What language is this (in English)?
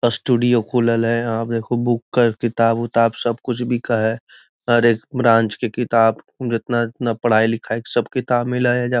Magahi